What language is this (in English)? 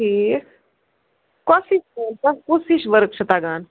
Kashmiri